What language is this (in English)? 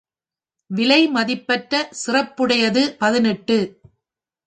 Tamil